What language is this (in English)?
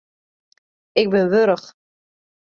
Western Frisian